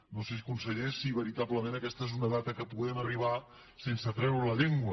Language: Catalan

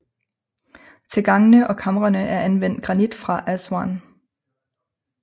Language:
Danish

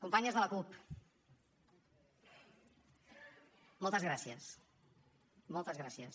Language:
Catalan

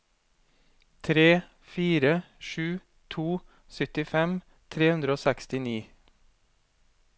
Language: Norwegian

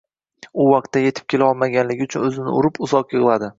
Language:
Uzbek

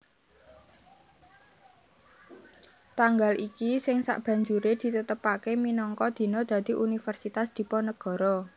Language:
Javanese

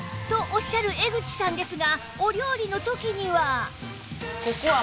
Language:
Japanese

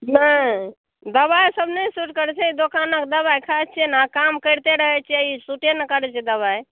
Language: Maithili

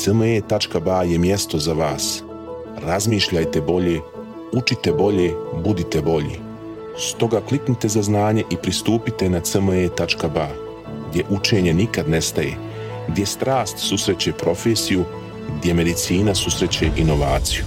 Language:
Croatian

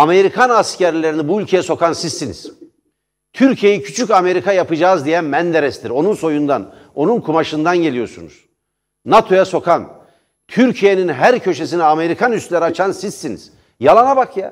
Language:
Turkish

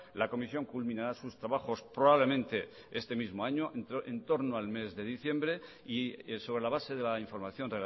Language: Spanish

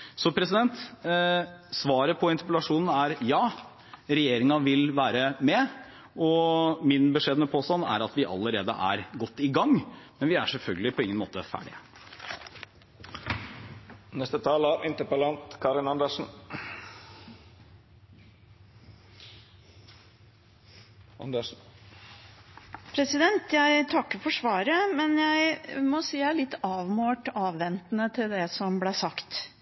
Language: Norwegian Bokmål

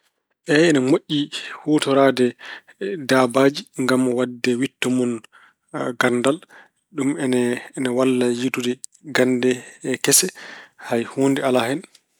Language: Fula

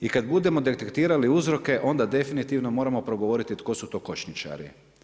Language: Croatian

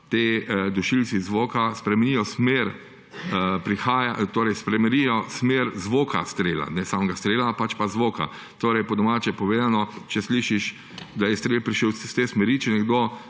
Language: Slovenian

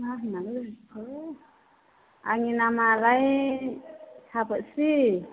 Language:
Bodo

